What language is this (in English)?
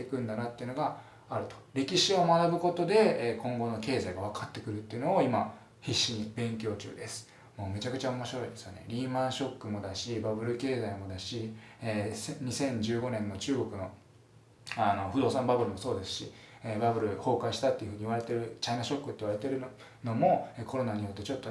Japanese